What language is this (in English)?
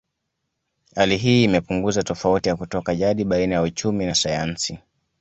Swahili